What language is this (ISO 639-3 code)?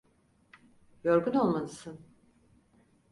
tur